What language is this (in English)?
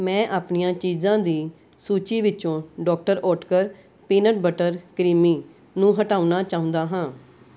Punjabi